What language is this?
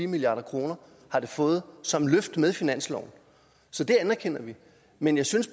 Danish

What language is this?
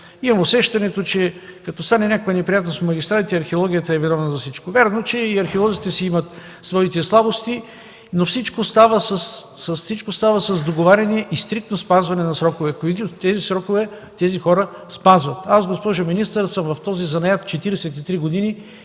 Bulgarian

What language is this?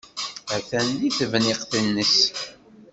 Kabyle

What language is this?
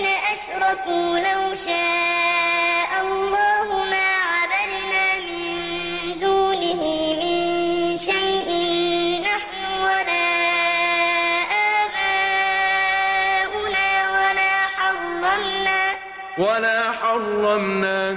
Arabic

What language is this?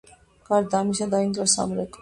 Georgian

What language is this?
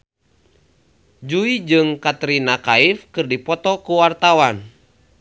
Sundanese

